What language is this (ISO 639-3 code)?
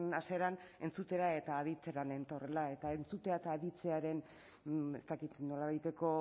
eus